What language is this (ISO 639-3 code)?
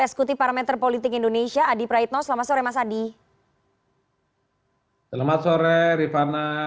ind